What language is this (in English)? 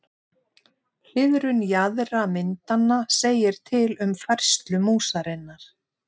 Icelandic